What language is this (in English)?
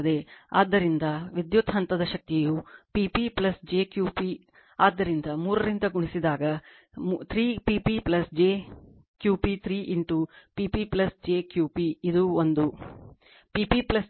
Kannada